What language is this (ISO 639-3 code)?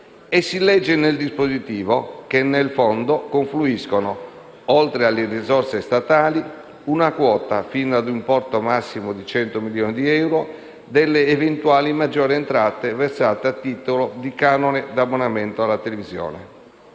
ita